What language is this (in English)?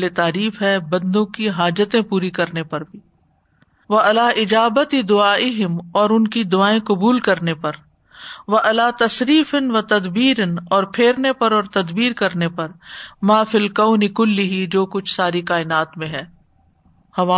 Urdu